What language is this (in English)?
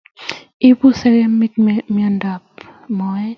Kalenjin